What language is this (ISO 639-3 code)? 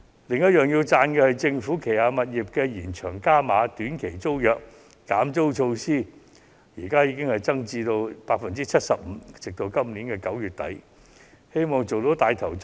yue